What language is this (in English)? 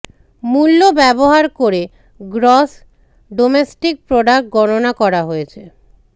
Bangla